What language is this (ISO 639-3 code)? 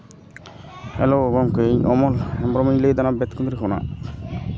sat